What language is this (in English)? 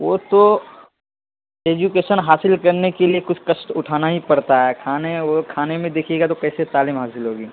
Urdu